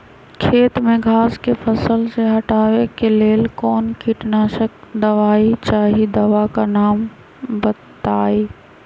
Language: Magahi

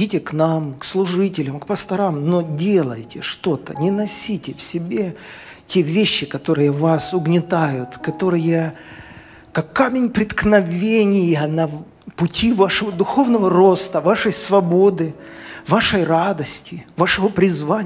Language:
Russian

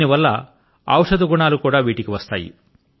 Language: Telugu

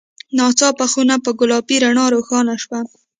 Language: Pashto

